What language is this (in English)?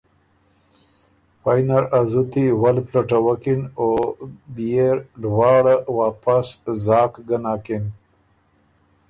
Ormuri